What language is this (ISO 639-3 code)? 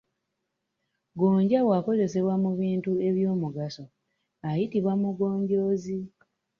lug